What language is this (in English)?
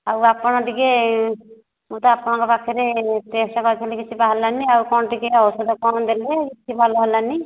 Odia